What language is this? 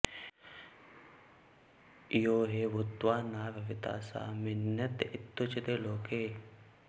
Sanskrit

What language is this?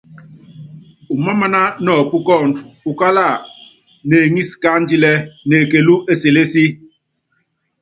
Yangben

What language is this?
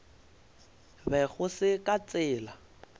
Northern Sotho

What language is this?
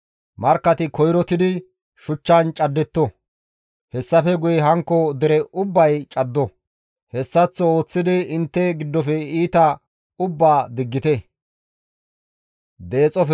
Gamo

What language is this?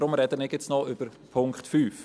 Swiss German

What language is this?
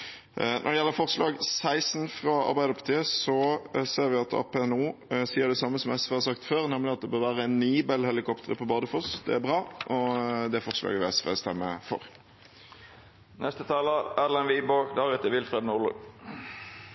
Norwegian Bokmål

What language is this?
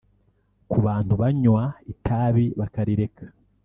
Kinyarwanda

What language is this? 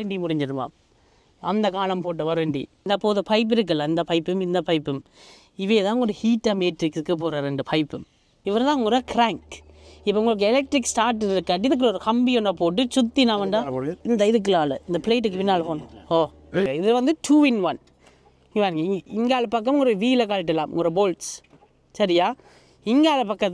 Tamil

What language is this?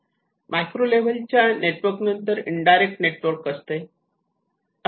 Marathi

